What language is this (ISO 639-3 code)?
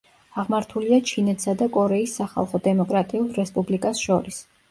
kat